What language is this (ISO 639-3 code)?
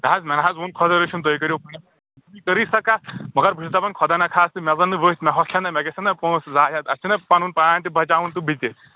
kas